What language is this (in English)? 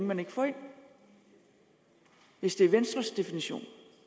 Danish